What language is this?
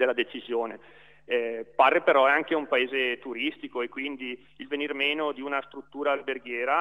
Italian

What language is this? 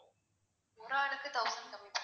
Tamil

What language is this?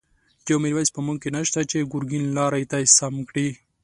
Pashto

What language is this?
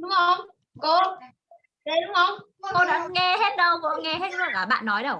Vietnamese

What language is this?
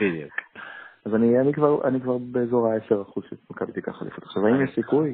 Hebrew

